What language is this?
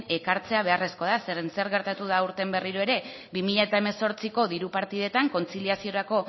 Basque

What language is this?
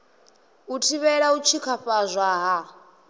Venda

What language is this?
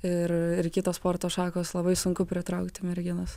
Lithuanian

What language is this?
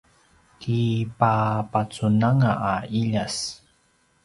Paiwan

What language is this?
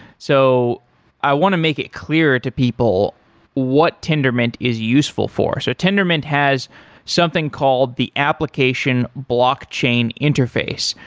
English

